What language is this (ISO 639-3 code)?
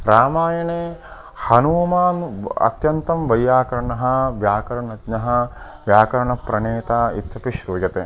san